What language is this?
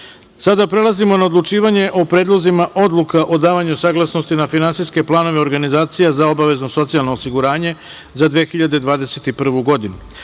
Serbian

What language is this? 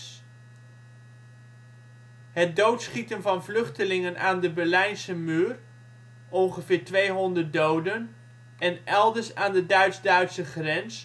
Dutch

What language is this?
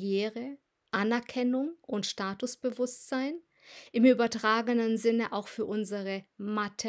German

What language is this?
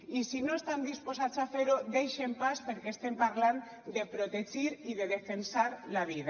Catalan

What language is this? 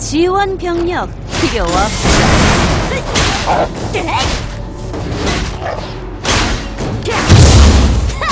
Korean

